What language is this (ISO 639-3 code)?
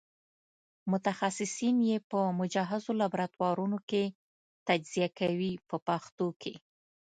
pus